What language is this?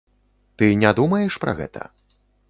Belarusian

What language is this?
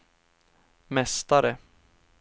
Swedish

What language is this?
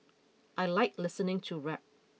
English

